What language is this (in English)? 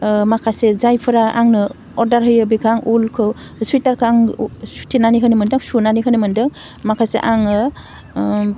Bodo